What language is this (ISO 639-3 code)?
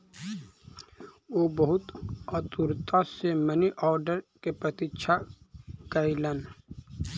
mai